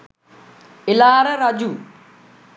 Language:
Sinhala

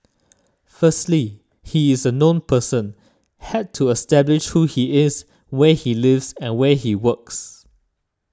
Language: English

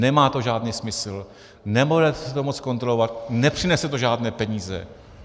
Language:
Czech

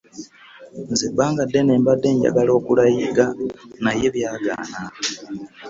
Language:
Ganda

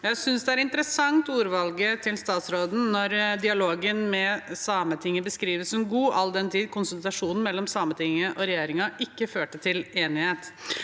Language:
Norwegian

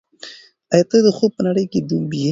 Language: Pashto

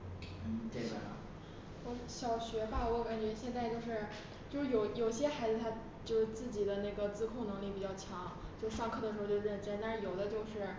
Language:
Chinese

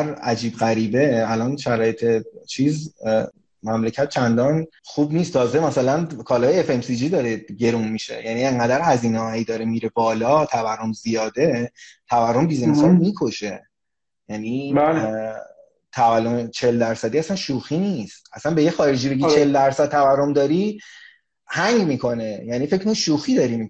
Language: Persian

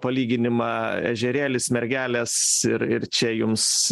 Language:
Lithuanian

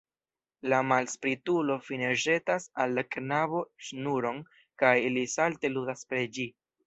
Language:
Esperanto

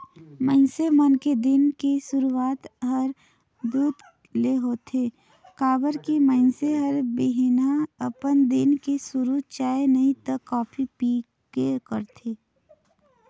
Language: Chhattisgarhi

